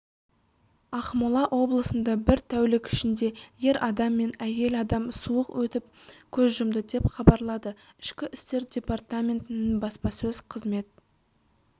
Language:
Kazakh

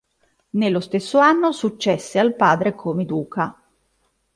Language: Italian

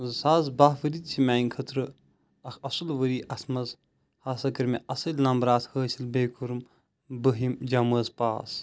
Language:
Kashmiri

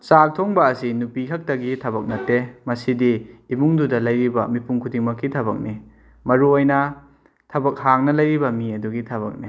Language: Manipuri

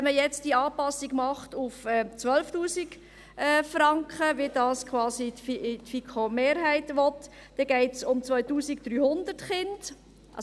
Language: Swiss German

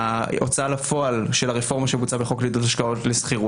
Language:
Hebrew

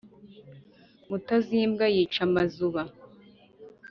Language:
Kinyarwanda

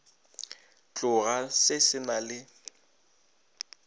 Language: Northern Sotho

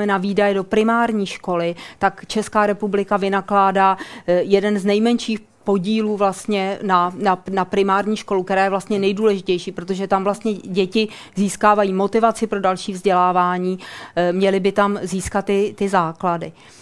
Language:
Czech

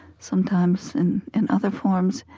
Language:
English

